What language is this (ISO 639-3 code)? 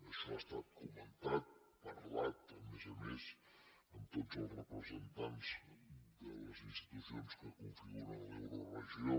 cat